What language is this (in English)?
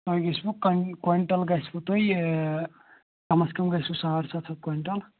Kashmiri